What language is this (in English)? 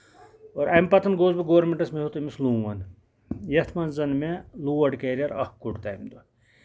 Kashmiri